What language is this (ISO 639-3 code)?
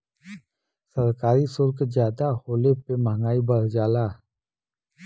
bho